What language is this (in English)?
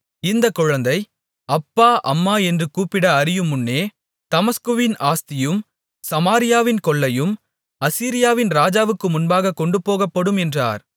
Tamil